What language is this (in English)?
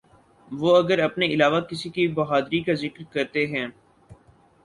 Urdu